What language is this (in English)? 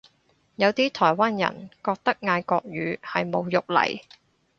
Cantonese